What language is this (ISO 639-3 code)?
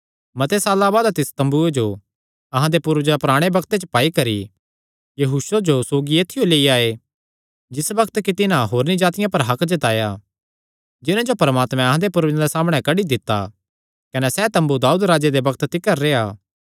xnr